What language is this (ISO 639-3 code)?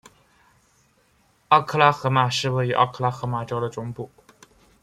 zho